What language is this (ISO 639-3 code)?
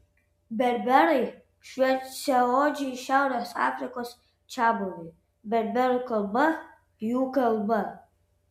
lit